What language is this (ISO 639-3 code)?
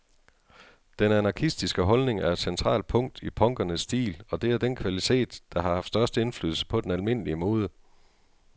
dan